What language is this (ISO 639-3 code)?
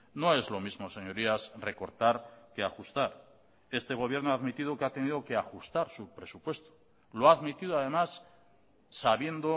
spa